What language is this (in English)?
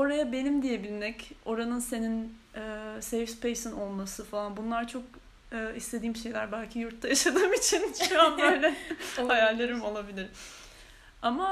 Turkish